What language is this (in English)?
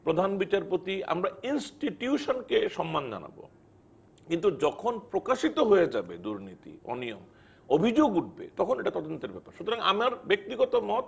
Bangla